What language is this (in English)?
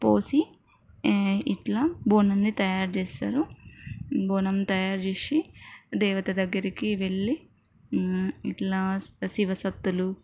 Telugu